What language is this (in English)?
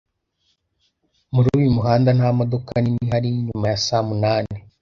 Kinyarwanda